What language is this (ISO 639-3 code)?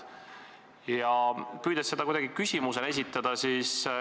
est